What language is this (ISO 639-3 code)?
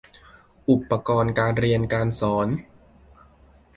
tha